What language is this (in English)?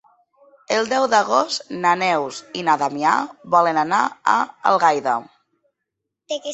Catalan